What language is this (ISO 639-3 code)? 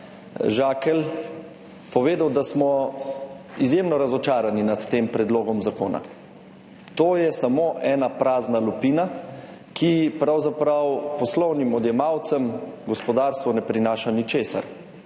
slv